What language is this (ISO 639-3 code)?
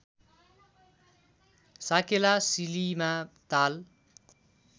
nep